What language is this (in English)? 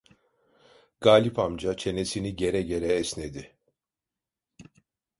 Turkish